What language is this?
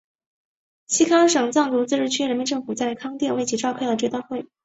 Chinese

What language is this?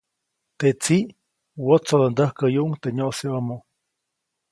Copainalá Zoque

